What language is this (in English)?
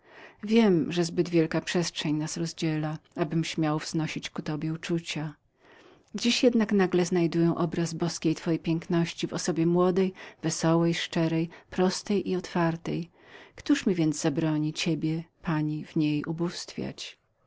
Polish